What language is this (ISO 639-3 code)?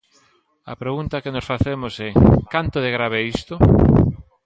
glg